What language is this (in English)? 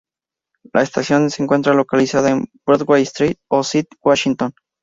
Spanish